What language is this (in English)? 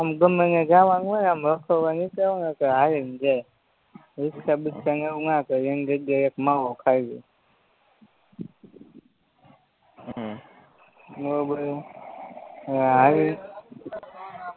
Gujarati